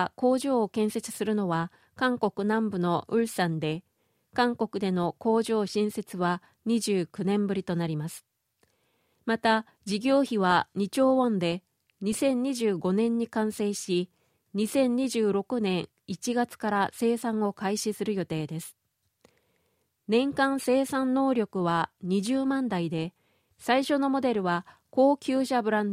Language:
Japanese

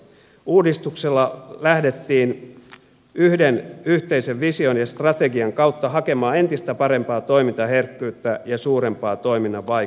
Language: Finnish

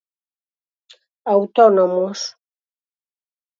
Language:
Galician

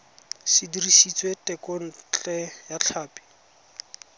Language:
Tswana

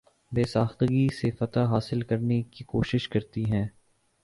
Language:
Urdu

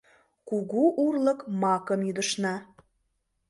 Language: Mari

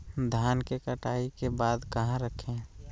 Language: Magahi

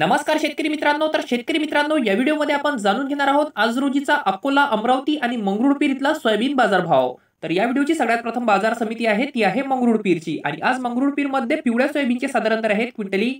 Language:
Indonesian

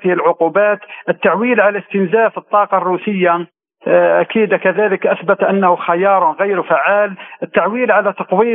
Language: Arabic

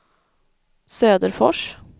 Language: Swedish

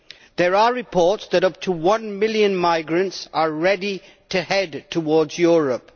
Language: English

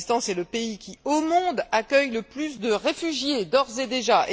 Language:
French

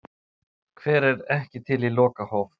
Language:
Icelandic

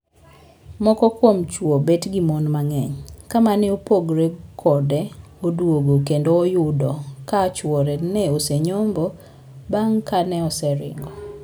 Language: Luo (Kenya and Tanzania)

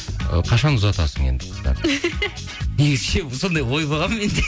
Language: Kazakh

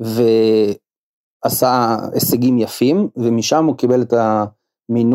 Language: Hebrew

